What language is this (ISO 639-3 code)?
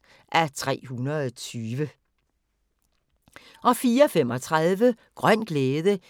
dan